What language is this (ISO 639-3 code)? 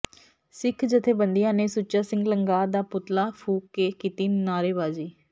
pan